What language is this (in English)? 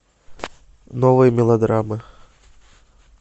Russian